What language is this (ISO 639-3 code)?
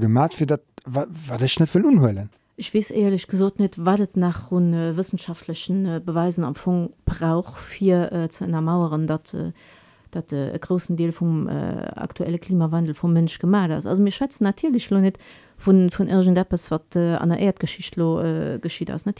deu